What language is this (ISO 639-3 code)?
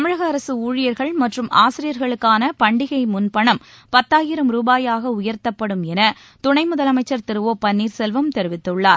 tam